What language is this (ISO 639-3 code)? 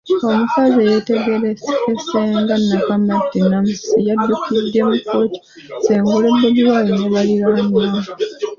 lug